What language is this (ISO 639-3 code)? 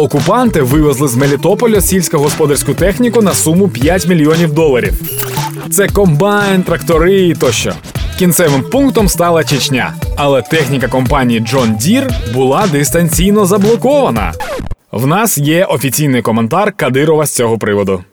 ukr